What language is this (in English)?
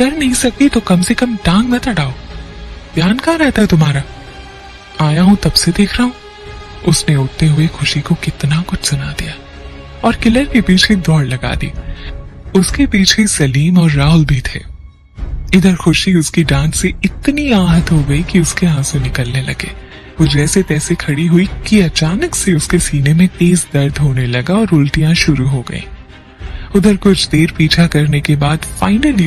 Hindi